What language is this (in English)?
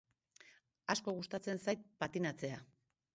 Basque